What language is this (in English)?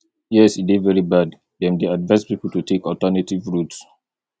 Nigerian Pidgin